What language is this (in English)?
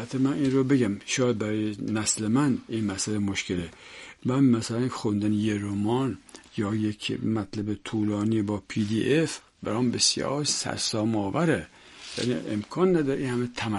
Persian